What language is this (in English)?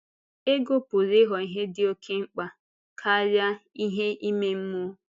Igbo